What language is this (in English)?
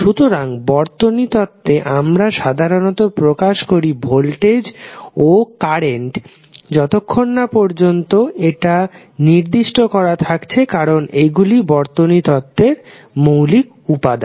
Bangla